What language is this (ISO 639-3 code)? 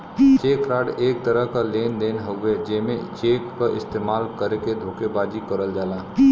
bho